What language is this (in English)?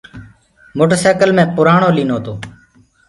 Gurgula